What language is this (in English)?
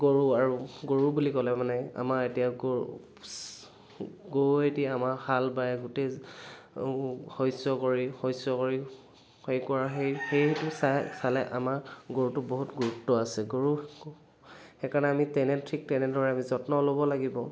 Assamese